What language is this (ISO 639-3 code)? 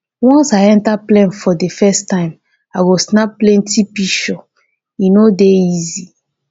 pcm